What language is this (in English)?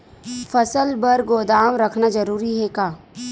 Chhattisgarhi